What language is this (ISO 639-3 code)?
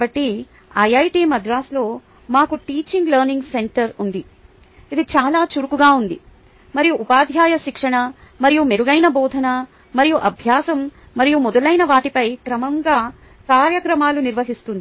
tel